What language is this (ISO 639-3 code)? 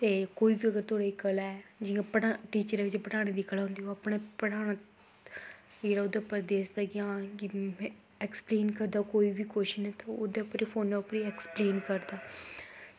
doi